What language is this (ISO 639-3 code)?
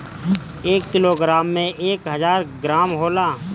bho